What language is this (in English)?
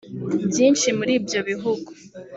Kinyarwanda